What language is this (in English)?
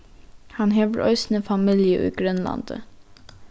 Faroese